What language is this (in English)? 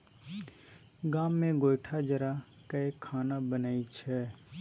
Maithili